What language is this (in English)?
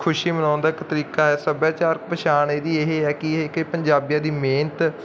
Punjabi